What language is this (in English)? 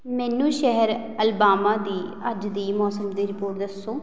Punjabi